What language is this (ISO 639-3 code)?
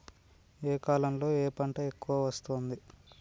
tel